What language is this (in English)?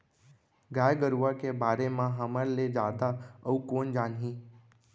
Chhattisgarhi